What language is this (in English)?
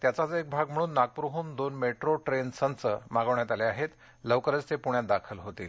Marathi